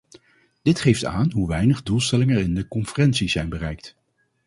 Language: Dutch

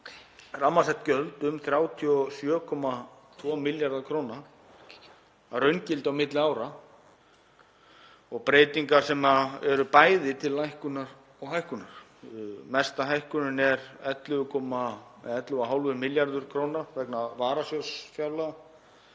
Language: Icelandic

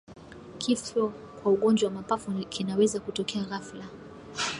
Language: Swahili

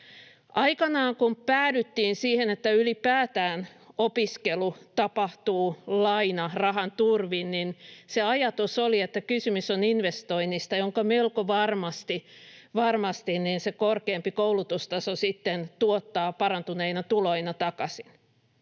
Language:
Finnish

